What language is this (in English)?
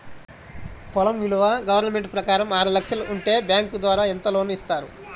Telugu